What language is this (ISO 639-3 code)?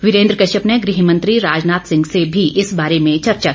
hin